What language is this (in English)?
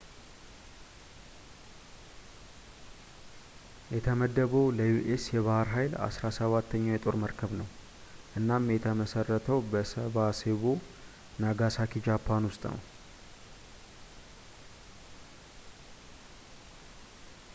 Amharic